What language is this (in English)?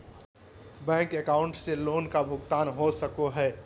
Magahi